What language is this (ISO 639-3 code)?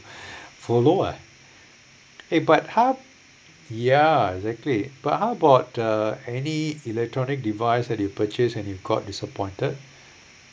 eng